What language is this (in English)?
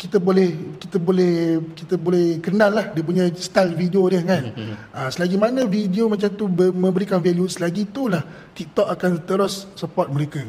Malay